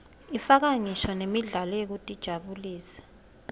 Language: Swati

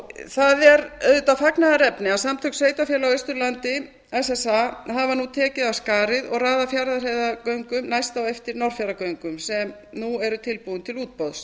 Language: Icelandic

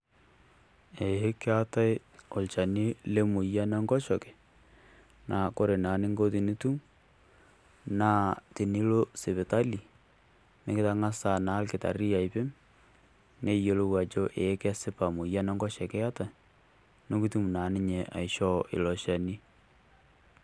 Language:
Masai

